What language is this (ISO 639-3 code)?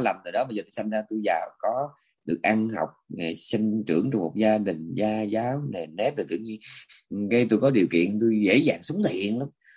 vie